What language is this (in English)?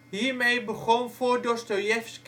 Dutch